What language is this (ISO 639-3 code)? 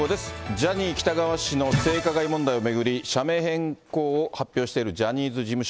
jpn